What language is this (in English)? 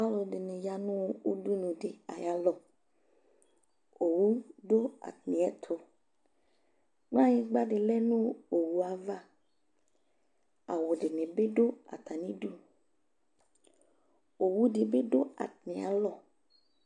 Ikposo